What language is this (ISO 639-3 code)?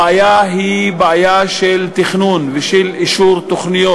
heb